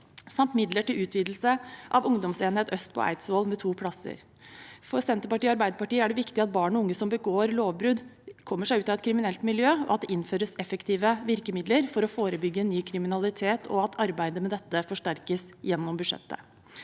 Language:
Norwegian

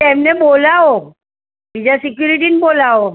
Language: Gujarati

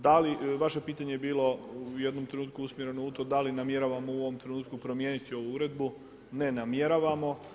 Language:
Croatian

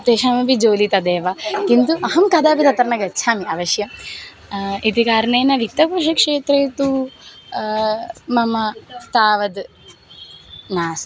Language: Sanskrit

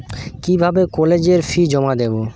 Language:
Bangla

